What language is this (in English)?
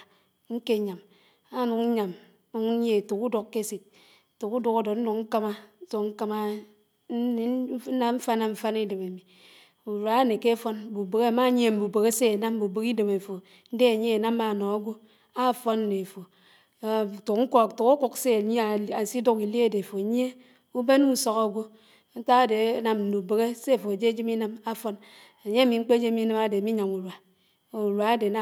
Anaang